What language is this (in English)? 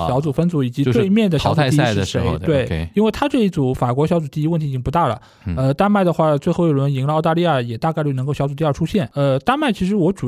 Chinese